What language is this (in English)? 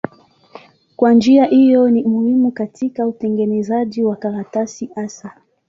Swahili